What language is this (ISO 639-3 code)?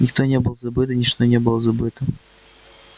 rus